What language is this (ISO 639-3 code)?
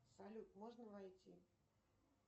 rus